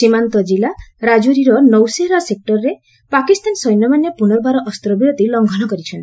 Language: Odia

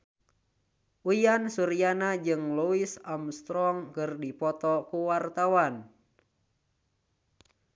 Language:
Sundanese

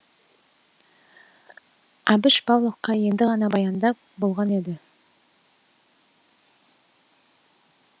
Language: Kazakh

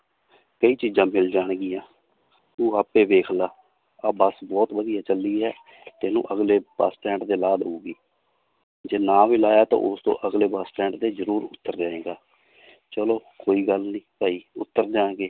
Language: Punjabi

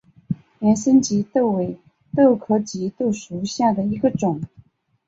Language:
Chinese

